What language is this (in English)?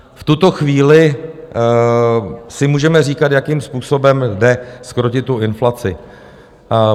Czech